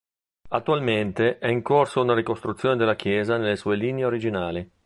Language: Italian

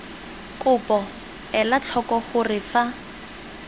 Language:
Tswana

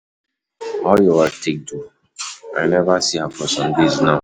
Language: Nigerian Pidgin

